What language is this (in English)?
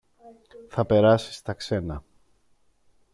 Greek